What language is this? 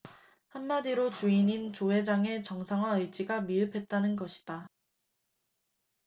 Korean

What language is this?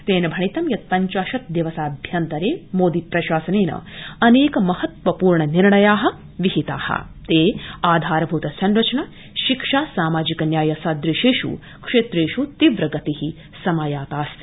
Sanskrit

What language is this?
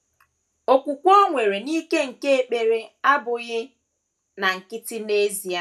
Igbo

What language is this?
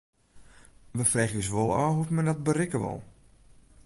Western Frisian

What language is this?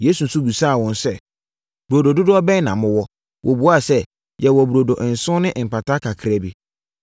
Akan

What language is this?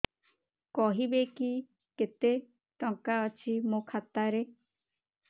Odia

